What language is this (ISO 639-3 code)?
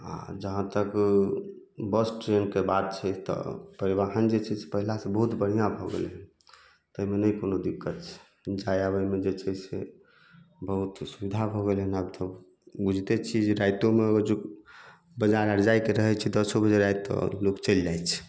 mai